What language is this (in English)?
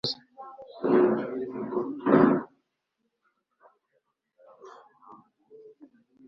Kinyarwanda